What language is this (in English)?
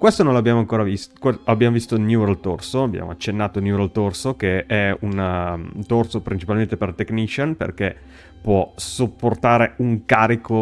Italian